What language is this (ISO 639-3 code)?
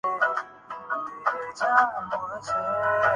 urd